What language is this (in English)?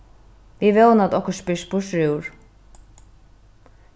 Faroese